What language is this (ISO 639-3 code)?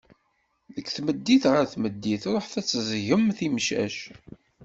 kab